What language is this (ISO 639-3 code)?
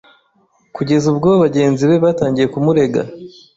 kin